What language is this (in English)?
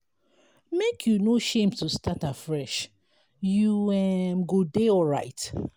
Nigerian Pidgin